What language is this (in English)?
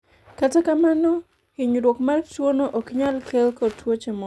Luo (Kenya and Tanzania)